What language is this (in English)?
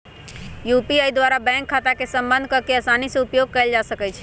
Magahi